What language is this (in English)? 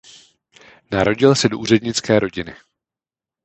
Czech